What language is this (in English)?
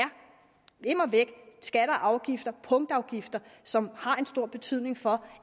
Danish